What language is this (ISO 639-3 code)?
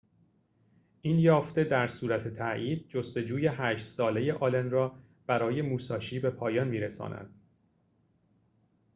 fas